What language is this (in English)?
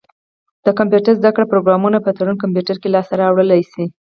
Pashto